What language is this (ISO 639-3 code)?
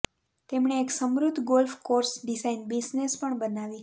guj